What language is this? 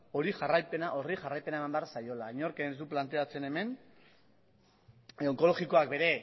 Basque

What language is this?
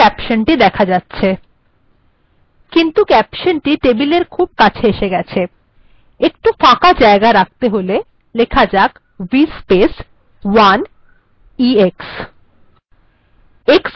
Bangla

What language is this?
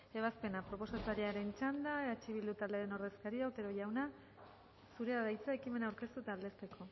Basque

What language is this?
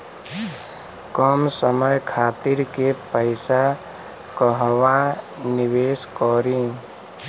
Bhojpuri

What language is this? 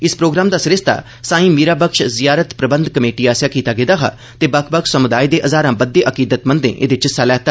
Dogri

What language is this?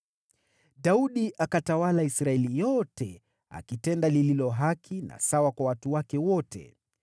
Swahili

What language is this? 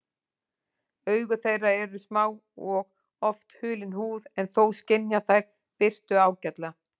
Icelandic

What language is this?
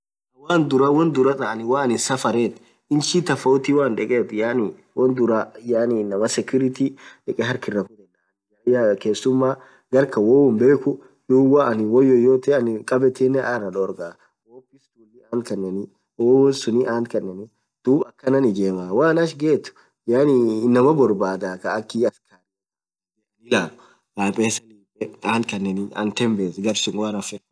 Orma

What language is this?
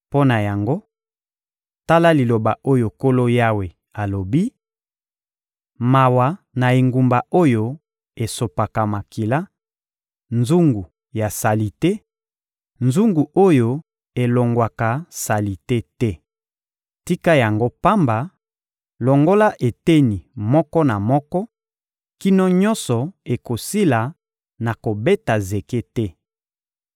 Lingala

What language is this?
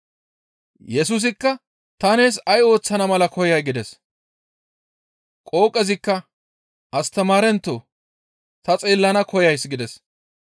Gamo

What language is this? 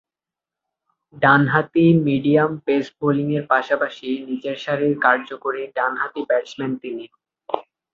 Bangla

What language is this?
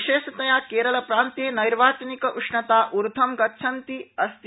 Sanskrit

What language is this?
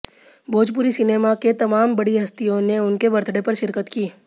Hindi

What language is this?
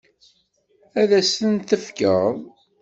Kabyle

